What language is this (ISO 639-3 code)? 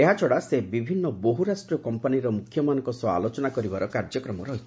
ori